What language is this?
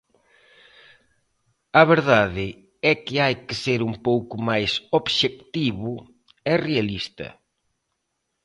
Galician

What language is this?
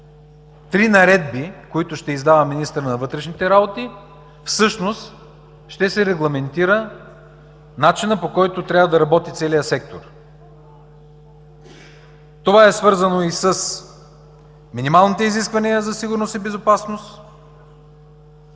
Bulgarian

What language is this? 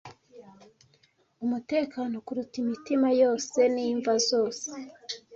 Kinyarwanda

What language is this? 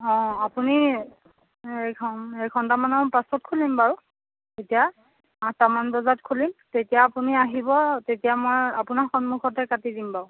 Assamese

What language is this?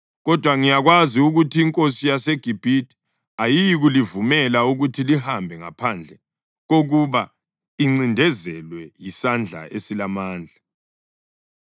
North Ndebele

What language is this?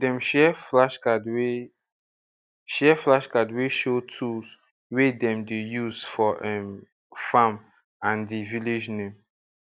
Nigerian Pidgin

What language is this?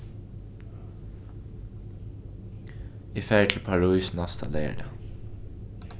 Faroese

